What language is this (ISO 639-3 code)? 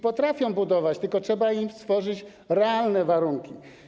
pol